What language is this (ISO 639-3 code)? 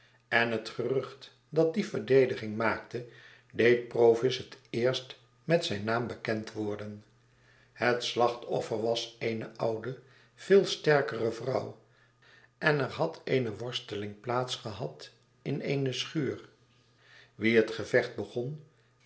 nld